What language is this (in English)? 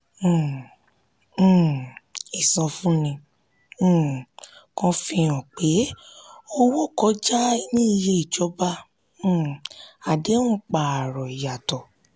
Yoruba